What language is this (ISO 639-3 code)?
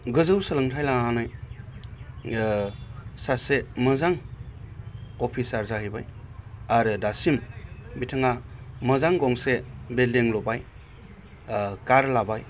brx